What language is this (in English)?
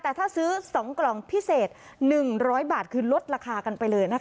Thai